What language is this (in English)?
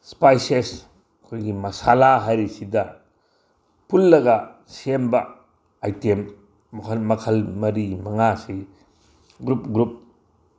Manipuri